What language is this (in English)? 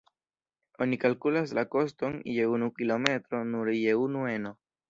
Esperanto